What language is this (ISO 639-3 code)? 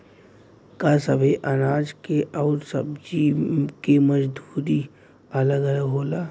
bho